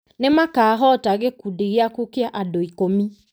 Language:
Kikuyu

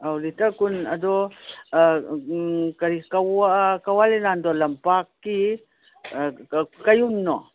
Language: Manipuri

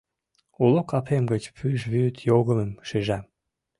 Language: Mari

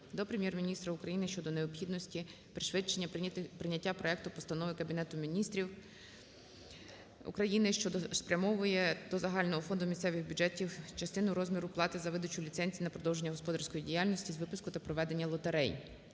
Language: Ukrainian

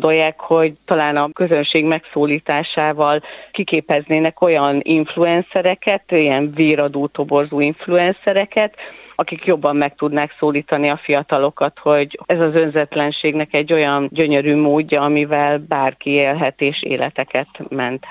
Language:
Hungarian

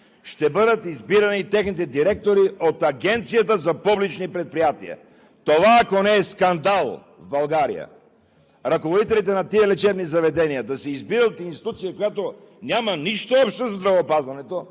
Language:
Bulgarian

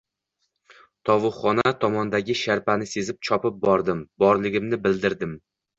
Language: Uzbek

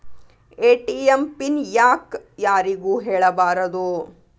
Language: Kannada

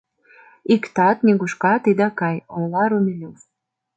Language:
Mari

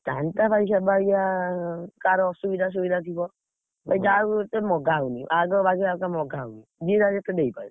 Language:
Odia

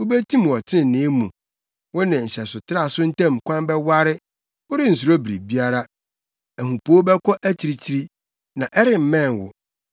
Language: Akan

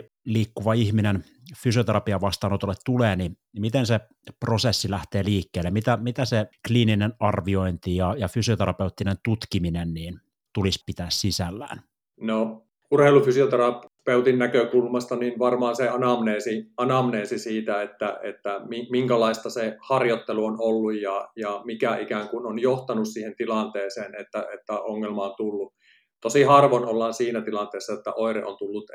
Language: Finnish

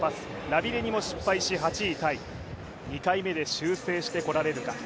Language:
Japanese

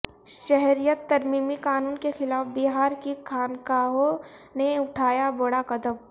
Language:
Urdu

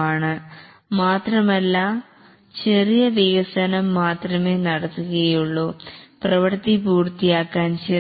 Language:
Malayalam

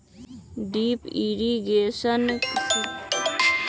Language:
Magahi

